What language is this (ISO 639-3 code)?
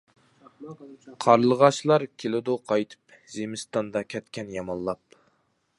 uig